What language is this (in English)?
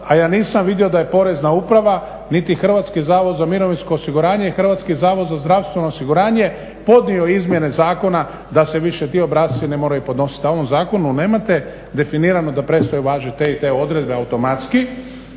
Croatian